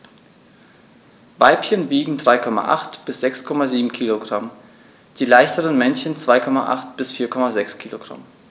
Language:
German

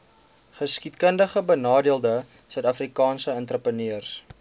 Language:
Afrikaans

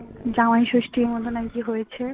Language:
Bangla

